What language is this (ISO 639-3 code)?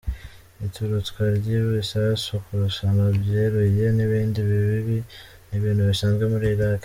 kin